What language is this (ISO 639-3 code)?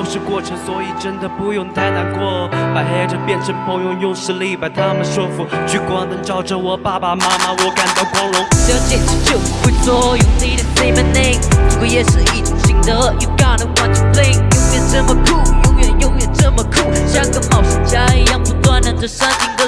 zho